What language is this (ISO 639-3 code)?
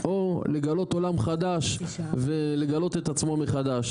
heb